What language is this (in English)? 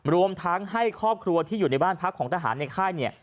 Thai